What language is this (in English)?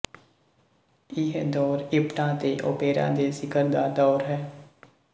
Punjabi